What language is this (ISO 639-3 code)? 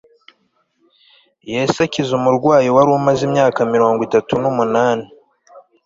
kin